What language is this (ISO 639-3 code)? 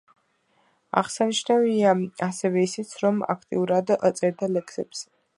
kat